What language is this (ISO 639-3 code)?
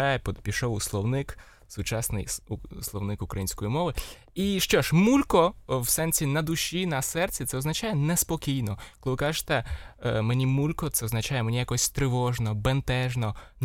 ukr